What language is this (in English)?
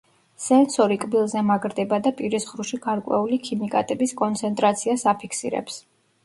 Georgian